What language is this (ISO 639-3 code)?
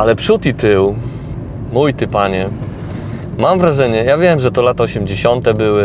pol